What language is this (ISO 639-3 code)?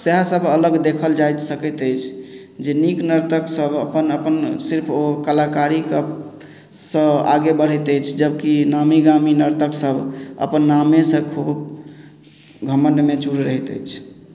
mai